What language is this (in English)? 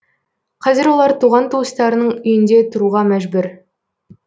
Kazakh